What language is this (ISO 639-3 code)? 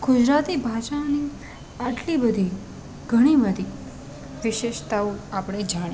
guj